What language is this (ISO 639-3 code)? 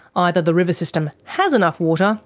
eng